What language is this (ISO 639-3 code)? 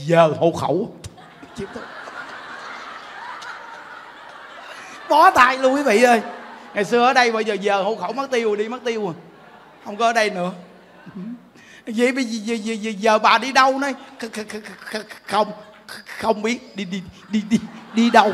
vie